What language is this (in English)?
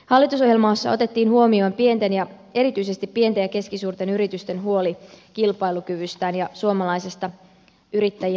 Finnish